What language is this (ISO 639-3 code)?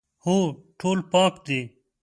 pus